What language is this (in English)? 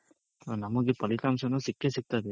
Kannada